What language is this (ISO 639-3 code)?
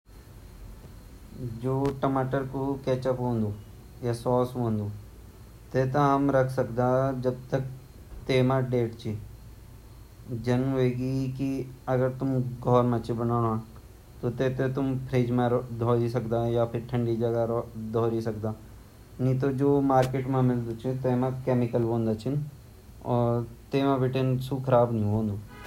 gbm